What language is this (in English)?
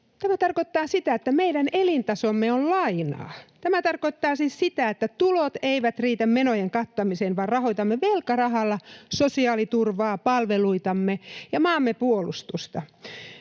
Finnish